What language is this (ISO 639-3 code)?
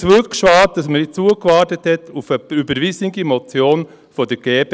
gsw